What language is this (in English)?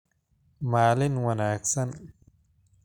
Somali